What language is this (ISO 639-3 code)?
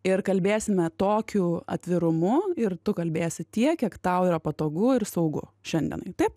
lit